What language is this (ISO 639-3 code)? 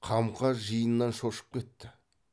kaz